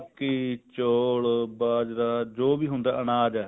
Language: Punjabi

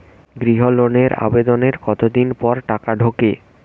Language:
Bangla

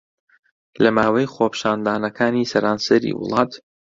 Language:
Central Kurdish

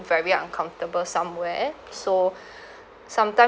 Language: English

